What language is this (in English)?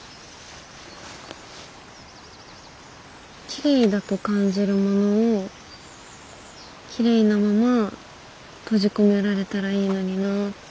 Japanese